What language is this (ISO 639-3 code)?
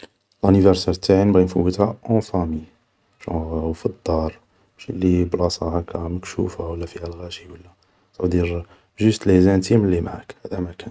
arq